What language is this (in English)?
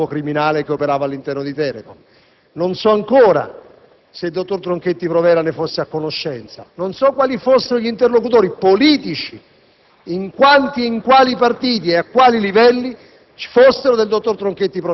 Italian